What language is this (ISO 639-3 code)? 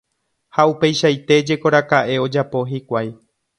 grn